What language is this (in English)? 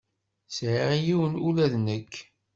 Kabyle